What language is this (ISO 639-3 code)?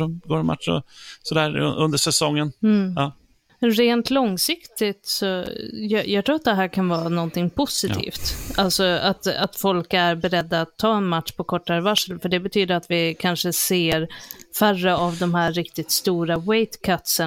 swe